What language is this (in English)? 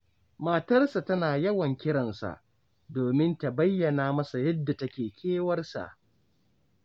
Hausa